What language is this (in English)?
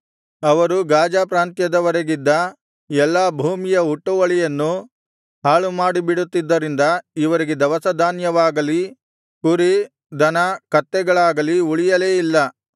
Kannada